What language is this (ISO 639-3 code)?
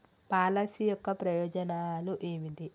tel